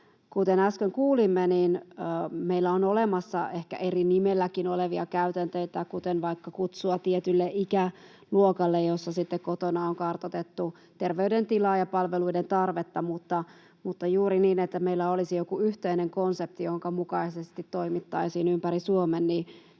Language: Finnish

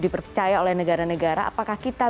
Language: Indonesian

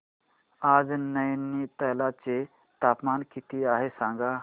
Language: Marathi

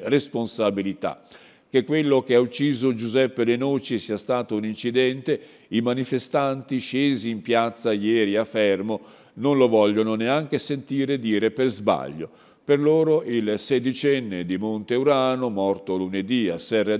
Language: Italian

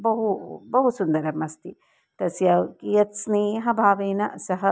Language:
Sanskrit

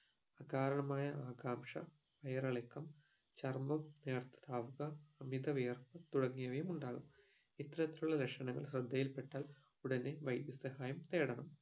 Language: Malayalam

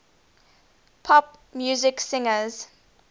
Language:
English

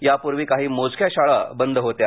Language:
Marathi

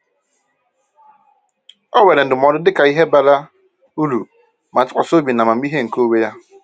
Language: Igbo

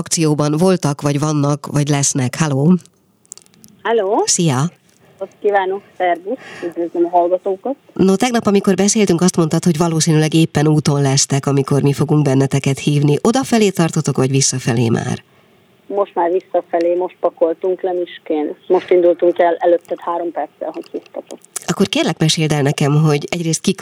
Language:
Hungarian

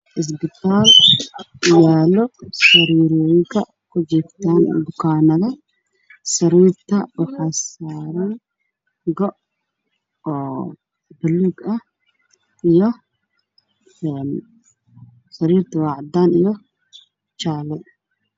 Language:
Somali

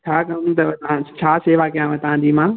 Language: Sindhi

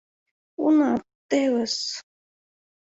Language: Mari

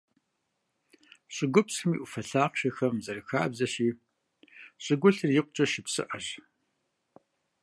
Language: Kabardian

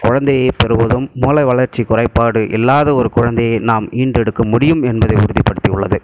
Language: Tamil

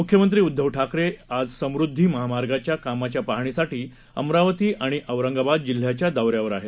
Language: Marathi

